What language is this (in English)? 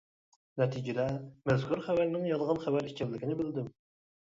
Uyghur